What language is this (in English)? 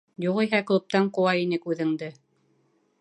Bashkir